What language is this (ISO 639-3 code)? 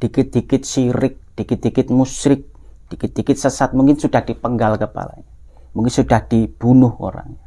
ind